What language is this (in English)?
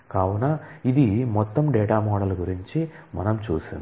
Telugu